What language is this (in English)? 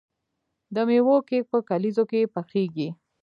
Pashto